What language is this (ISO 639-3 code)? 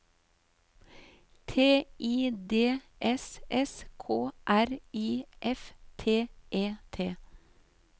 nor